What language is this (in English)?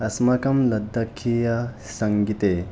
Sanskrit